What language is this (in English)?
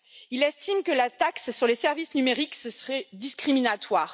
French